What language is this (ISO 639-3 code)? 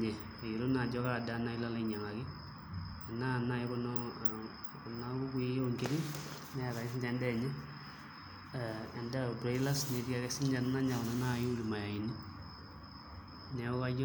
mas